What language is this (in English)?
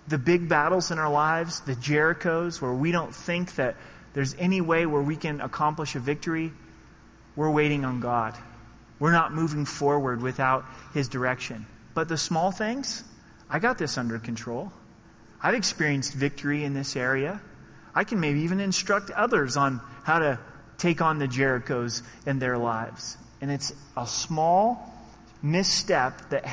English